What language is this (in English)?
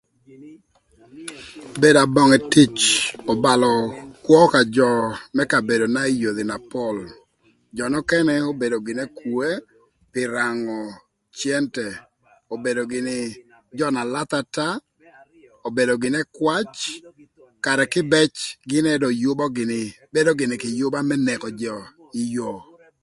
Thur